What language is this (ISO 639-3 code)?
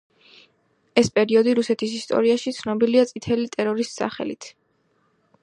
kat